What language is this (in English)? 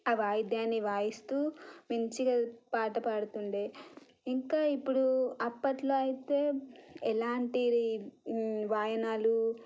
Telugu